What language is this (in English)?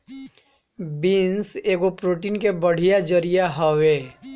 Bhojpuri